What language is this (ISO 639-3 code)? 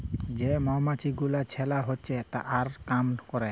ben